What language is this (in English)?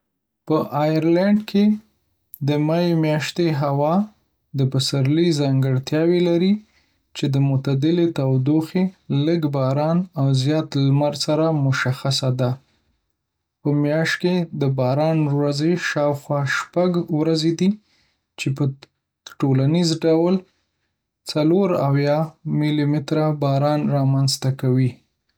Pashto